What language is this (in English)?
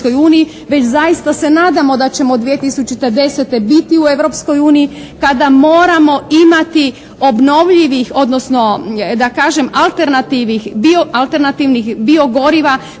Croatian